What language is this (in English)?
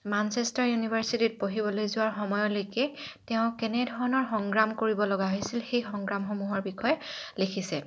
Assamese